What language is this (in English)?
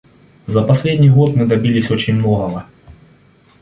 Russian